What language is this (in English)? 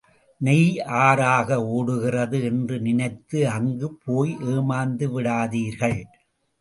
Tamil